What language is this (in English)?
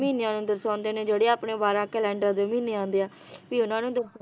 Punjabi